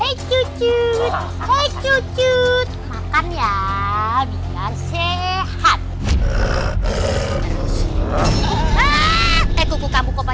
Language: Indonesian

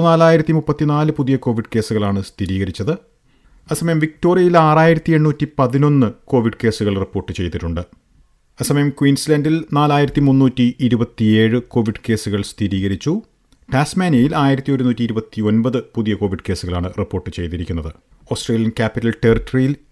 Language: Malayalam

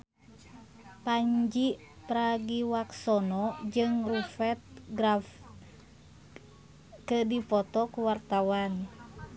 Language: Sundanese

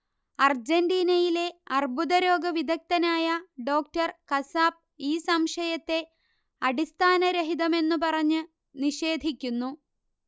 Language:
Malayalam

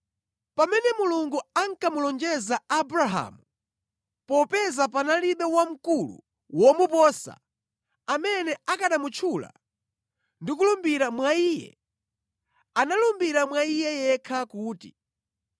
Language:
Nyanja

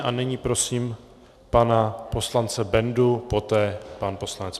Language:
Czech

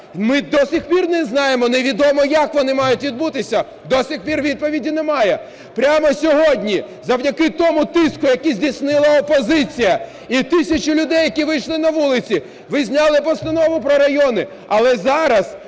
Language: Ukrainian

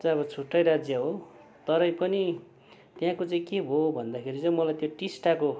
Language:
Nepali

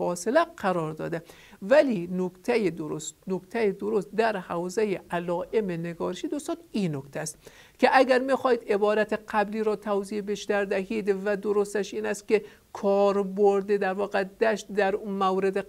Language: Persian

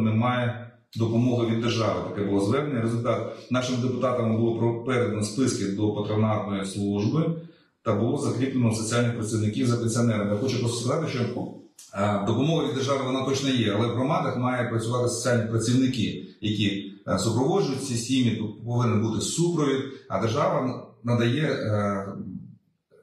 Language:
Ukrainian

